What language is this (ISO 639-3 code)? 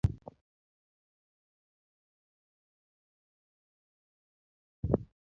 luo